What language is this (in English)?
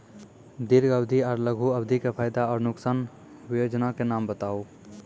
Maithili